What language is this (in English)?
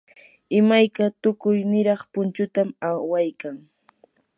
Yanahuanca Pasco Quechua